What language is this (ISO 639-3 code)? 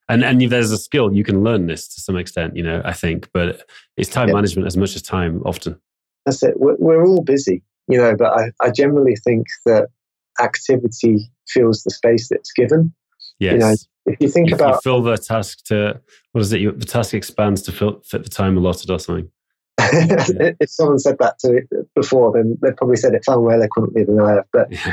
eng